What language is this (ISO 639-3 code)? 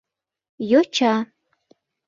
chm